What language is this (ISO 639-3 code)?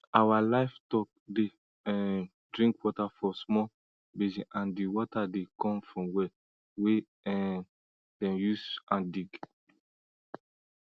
pcm